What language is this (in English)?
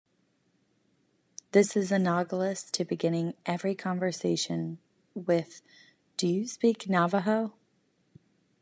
English